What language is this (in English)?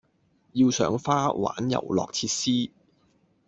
Cantonese